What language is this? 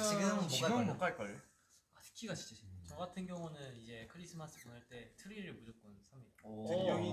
Korean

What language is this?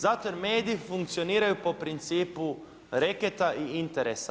Croatian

